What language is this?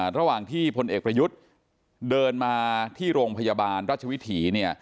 Thai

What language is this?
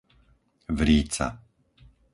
Slovak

